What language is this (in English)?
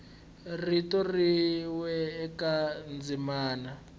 Tsonga